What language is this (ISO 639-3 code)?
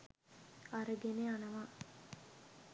sin